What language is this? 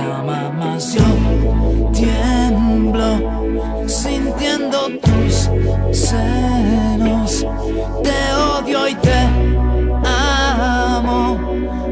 Polish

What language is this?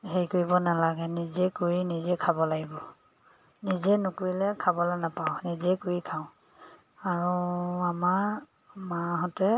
Assamese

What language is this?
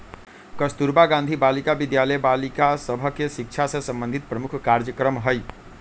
Magahi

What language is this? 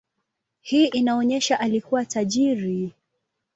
Swahili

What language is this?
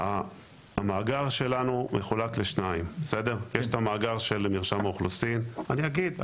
Hebrew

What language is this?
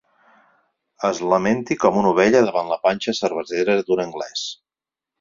Catalan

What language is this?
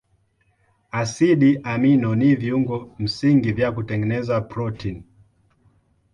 Swahili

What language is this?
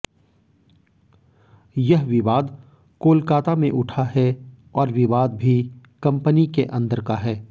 Hindi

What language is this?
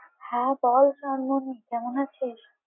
Bangla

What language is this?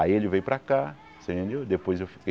Portuguese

